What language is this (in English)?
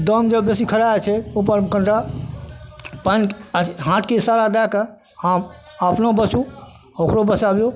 Maithili